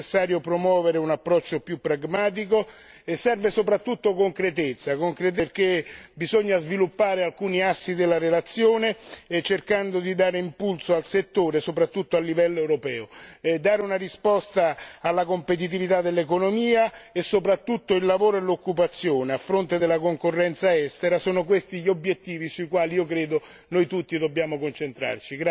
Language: Italian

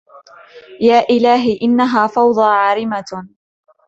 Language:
Arabic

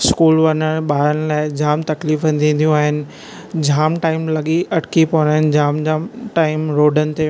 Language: Sindhi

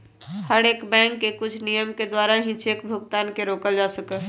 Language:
Magahi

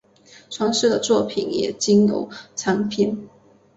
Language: Chinese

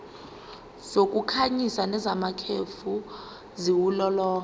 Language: Zulu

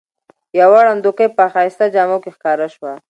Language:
Pashto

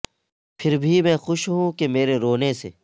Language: Urdu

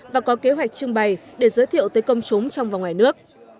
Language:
Vietnamese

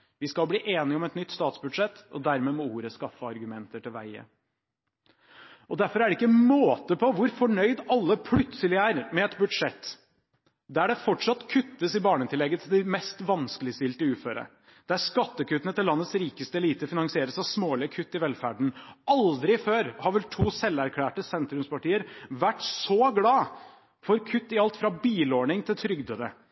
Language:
Norwegian Bokmål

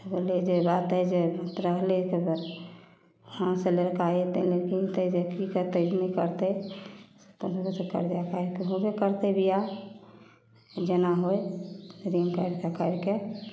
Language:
Maithili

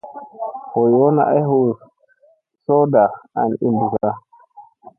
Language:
Musey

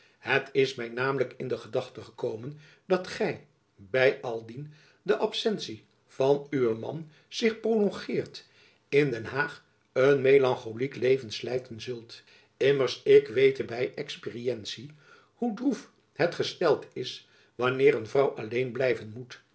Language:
Dutch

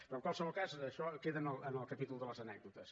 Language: Catalan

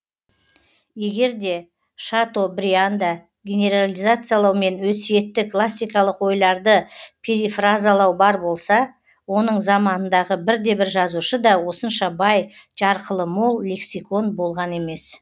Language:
Kazakh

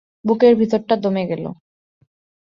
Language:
Bangla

